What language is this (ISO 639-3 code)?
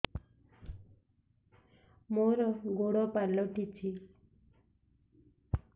ori